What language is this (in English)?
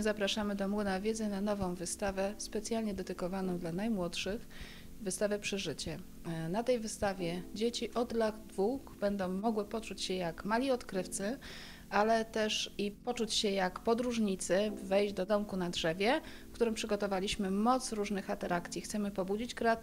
Polish